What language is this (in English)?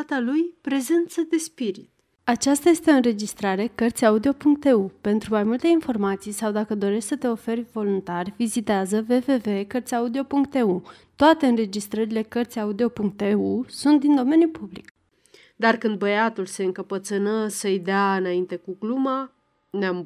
Romanian